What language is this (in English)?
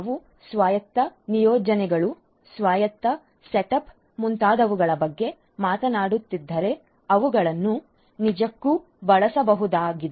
Kannada